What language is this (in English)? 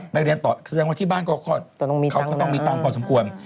Thai